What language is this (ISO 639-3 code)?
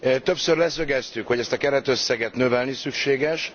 hun